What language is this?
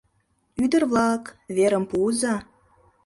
Mari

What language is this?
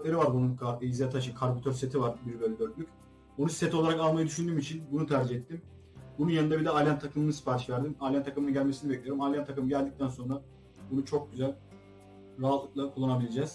Turkish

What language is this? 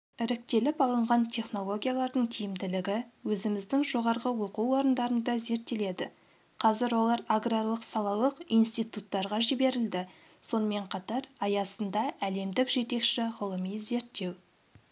Kazakh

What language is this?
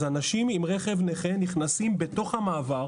Hebrew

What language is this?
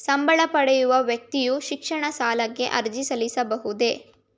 Kannada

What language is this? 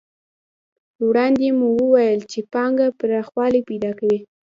Pashto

